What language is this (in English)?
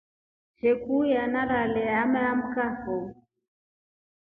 Rombo